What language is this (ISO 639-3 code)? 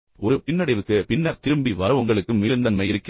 tam